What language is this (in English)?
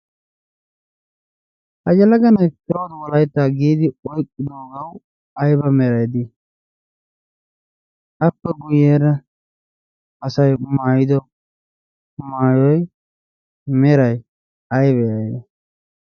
Wolaytta